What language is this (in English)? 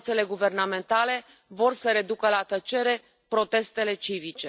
Romanian